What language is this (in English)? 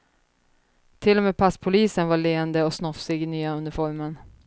Swedish